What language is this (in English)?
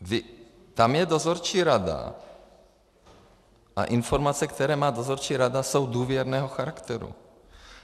Czech